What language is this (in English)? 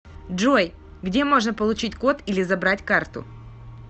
Russian